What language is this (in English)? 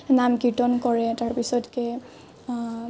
Assamese